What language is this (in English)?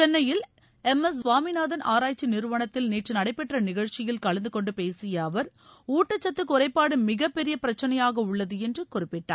Tamil